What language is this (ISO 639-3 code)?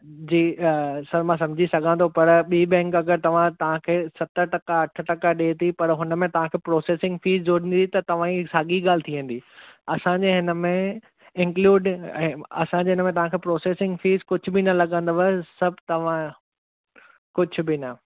snd